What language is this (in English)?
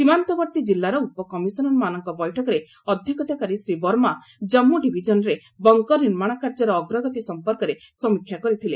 Odia